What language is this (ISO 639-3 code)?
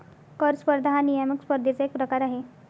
mar